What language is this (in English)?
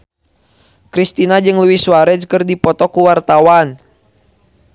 Sundanese